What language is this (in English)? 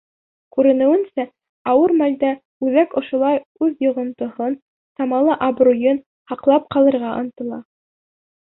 Bashkir